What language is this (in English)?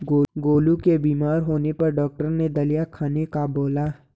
Hindi